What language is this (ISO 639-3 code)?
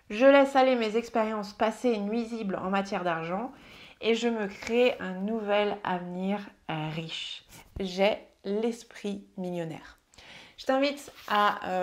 fra